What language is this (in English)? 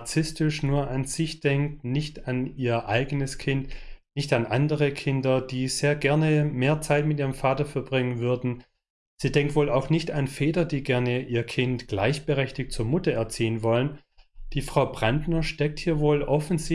German